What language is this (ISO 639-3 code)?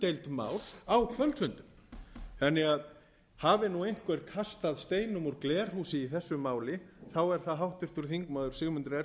isl